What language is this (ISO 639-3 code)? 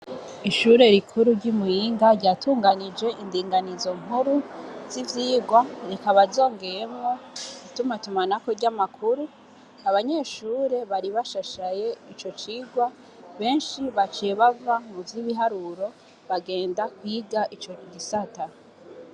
run